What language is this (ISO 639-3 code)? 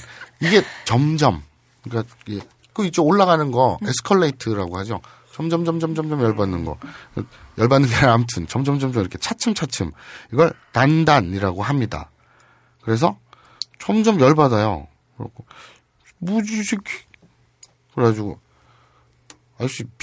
kor